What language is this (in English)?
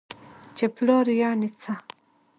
Pashto